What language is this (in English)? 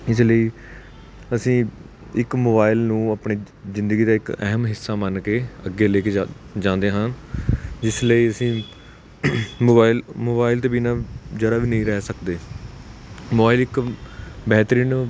Punjabi